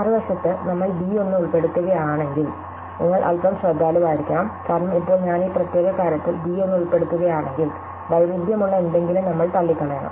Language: Malayalam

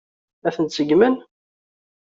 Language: Kabyle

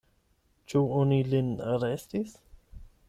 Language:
Esperanto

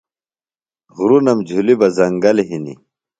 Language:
Phalura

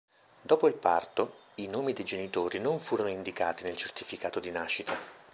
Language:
Italian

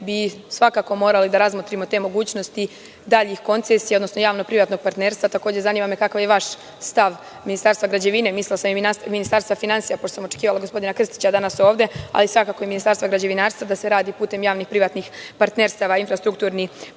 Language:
Serbian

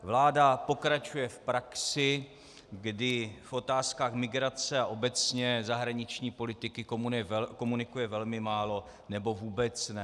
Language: Czech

